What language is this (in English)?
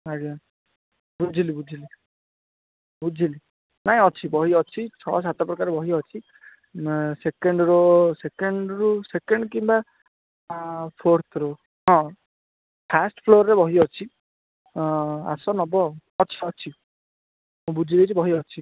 Odia